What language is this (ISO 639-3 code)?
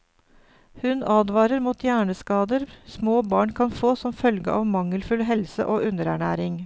nor